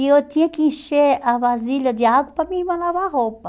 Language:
Portuguese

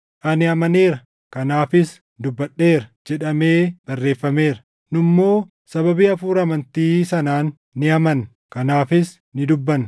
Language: Oromo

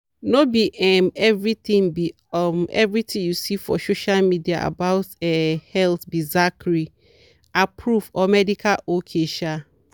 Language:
Nigerian Pidgin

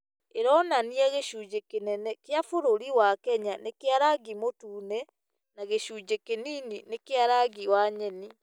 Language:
Kikuyu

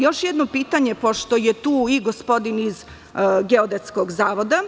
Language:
Serbian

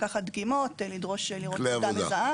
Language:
Hebrew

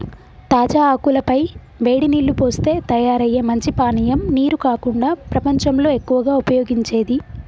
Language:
Telugu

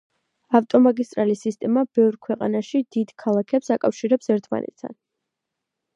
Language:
Georgian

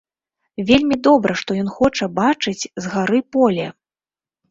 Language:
Belarusian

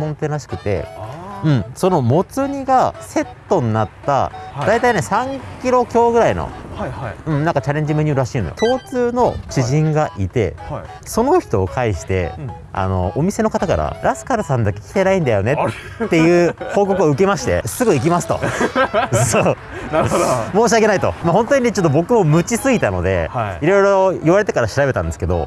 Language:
Japanese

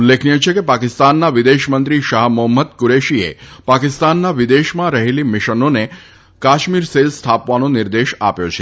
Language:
Gujarati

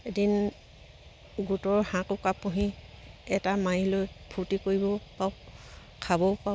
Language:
Assamese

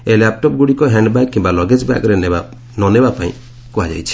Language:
Odia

